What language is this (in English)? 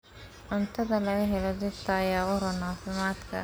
Somali